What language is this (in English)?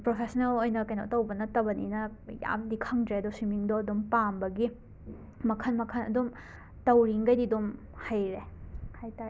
Manipuri